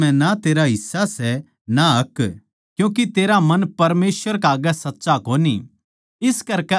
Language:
Haryanvi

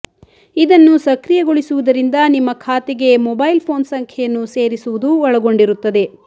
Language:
Kannada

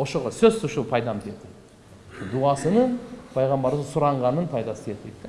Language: Turkish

